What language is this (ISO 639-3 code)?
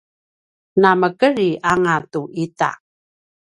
pwn